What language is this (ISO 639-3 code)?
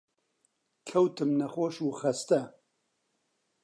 ckb